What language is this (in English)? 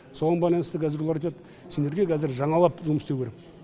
Kazakh